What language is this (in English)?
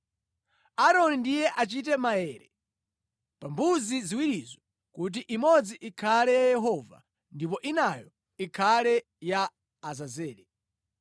Nyanja